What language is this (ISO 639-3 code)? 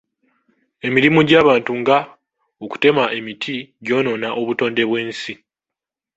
lug